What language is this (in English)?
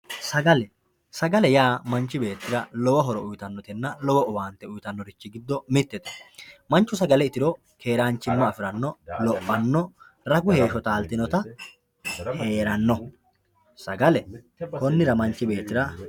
Sidamo